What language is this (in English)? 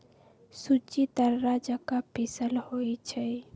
Magahi